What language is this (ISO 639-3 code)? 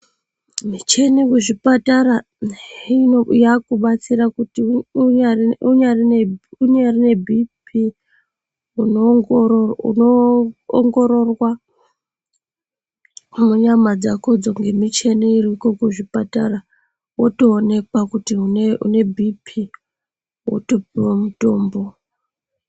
ndc